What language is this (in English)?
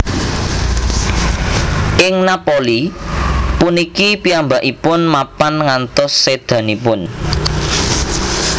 Javanese